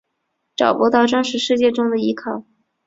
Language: Chinese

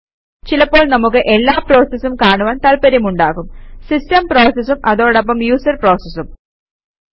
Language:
Malayalam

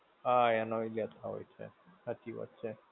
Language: Gujarati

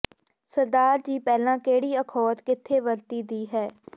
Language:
Punjabi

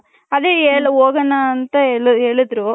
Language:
Kannada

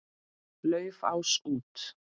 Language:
Icelandic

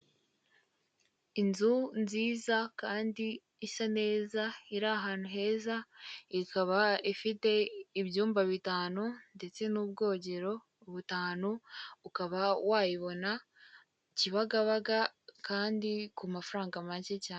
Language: Kinyarwanda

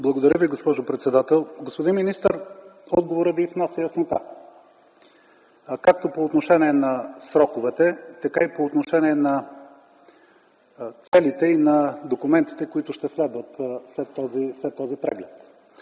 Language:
Bulgarian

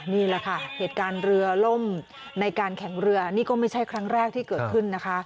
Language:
Thai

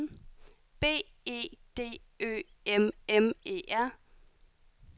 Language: Danish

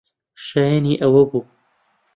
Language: Central Kurdish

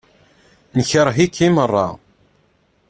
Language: Kabyle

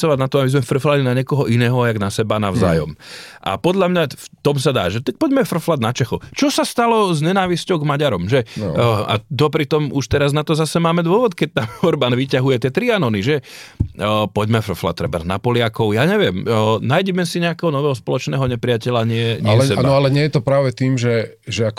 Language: Slovak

